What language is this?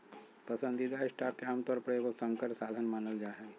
Magahi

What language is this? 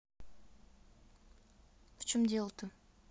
Russian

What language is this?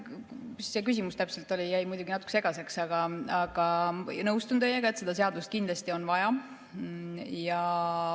Estonian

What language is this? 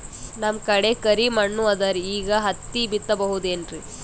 Kannada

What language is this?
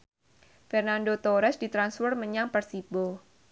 Javanese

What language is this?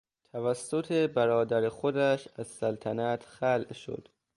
Persian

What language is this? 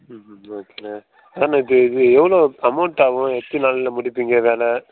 Tamil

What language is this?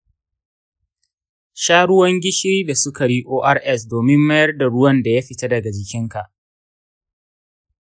Hausa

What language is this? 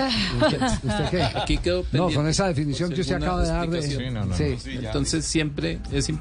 Spanish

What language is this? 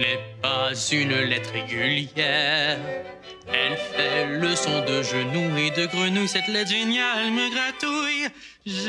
French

